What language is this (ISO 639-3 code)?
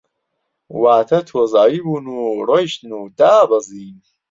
ckb